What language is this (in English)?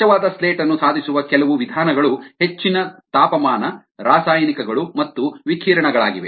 Kannada